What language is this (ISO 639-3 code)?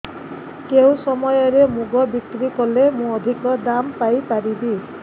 ori